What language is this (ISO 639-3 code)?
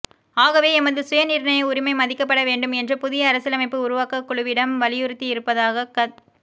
tam